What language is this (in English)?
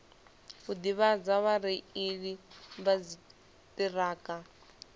Venda